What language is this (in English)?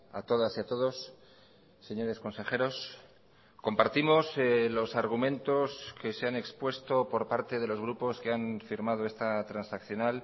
Spanish